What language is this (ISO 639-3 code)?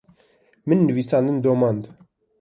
kur